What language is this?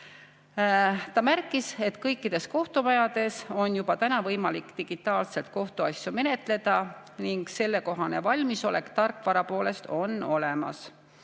Estonian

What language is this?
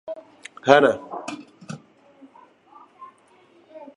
Kurdish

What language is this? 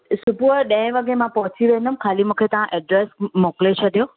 Sindhi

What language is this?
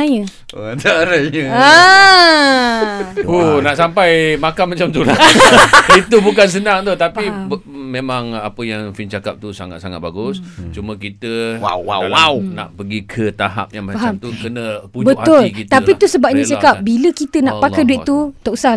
Malay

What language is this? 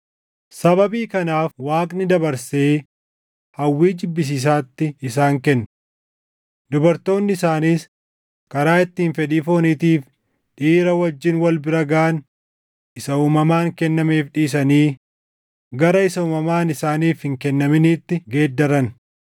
Oromo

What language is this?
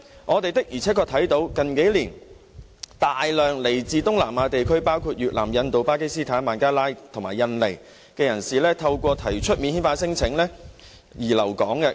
Cantonese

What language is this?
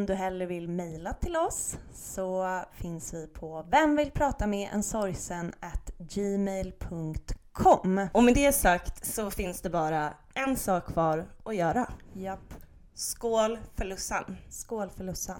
Swedish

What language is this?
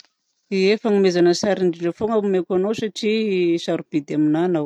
Southern Betsimisaraka Malagasy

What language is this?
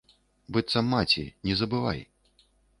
Belarusian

